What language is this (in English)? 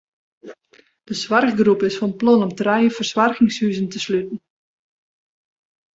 Western Frisian